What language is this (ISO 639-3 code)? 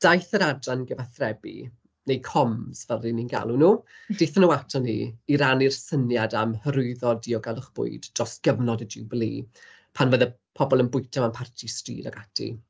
cym